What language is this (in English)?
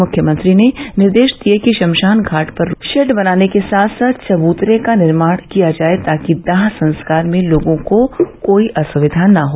Hindi